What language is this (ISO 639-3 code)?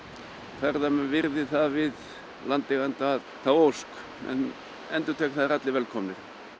isl